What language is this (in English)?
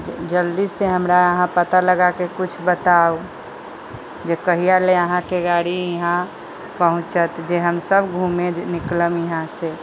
Maithili